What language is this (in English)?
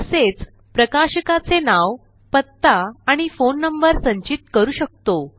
Marathi